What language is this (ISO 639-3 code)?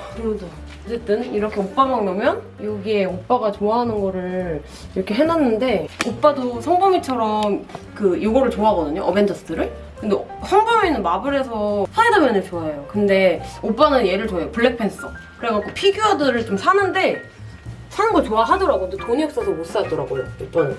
kor